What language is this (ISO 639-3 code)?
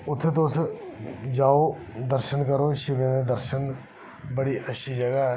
doi